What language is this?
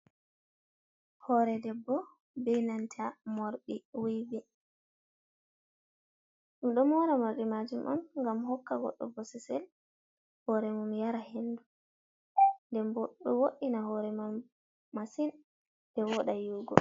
Fula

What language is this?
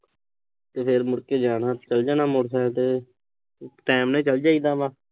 Punjabi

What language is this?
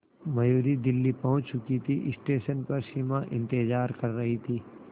Hindi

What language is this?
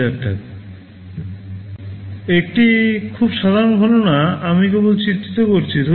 Bangla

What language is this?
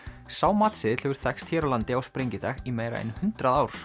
Icelandic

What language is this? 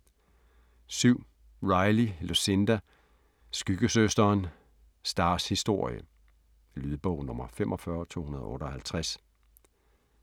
Danish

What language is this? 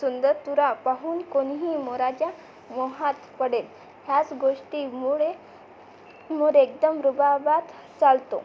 Marathi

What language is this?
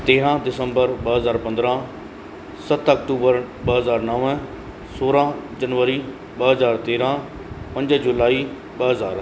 Sindhi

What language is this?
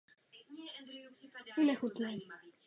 Czech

